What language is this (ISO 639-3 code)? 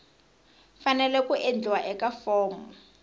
tso